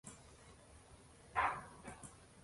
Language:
Uzbek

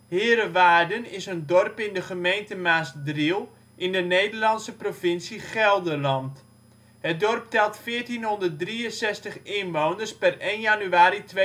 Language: Dutch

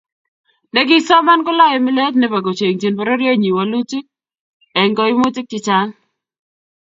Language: Kalenjin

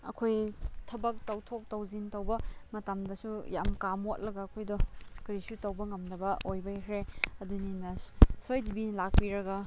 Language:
Manipuri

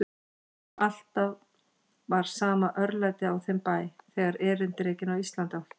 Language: Icelandic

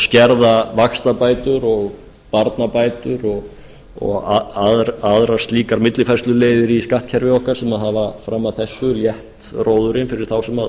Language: Icelandic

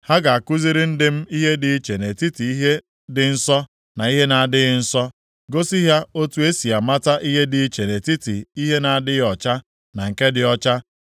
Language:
Igbo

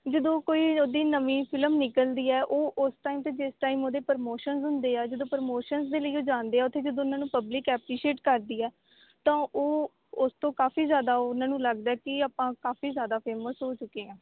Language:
Punjabi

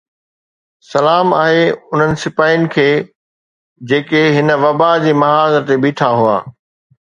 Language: Sindhi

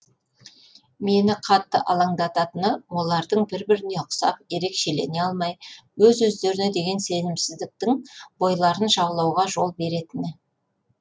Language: Kazakh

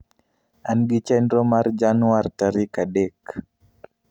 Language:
Luo (Kenya and Tanzania)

